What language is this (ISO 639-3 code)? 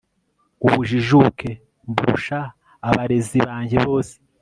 kin